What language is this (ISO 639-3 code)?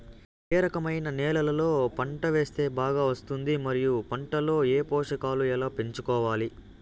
tel